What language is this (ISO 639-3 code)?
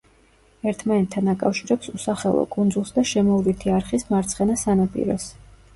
kat